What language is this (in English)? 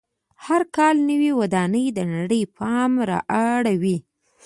Pashto